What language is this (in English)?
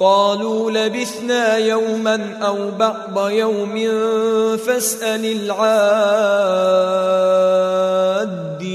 Arabic